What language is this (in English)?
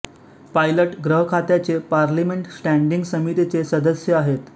Marathi